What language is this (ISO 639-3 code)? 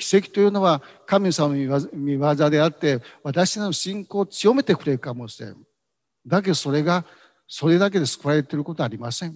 jpn